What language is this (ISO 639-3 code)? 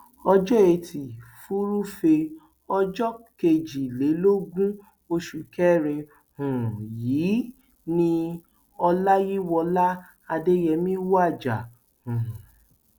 yor